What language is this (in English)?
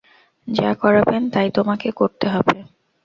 Bangla